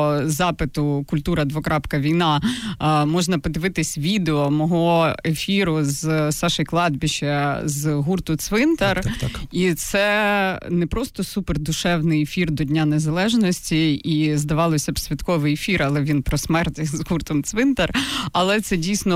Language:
Ukrainian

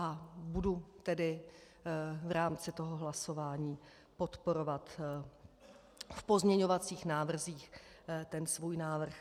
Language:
Czech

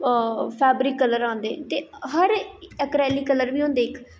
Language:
Dogri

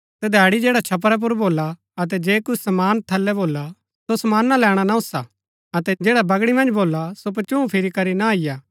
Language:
Gaddi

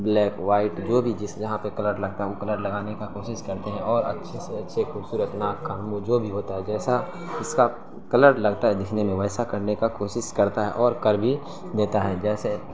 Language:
Urdu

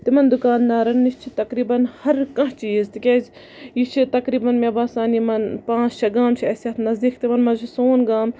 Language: Kashmiri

